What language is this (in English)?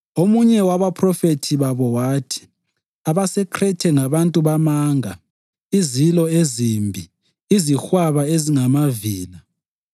North Ndebele